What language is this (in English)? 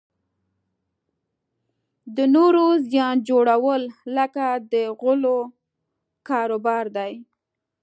Pashto